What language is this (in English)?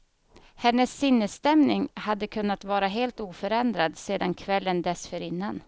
Swedish